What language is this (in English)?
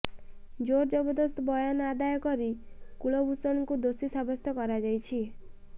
Odia